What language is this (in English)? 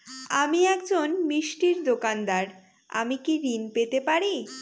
Bangla